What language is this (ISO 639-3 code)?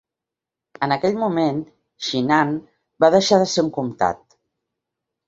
cat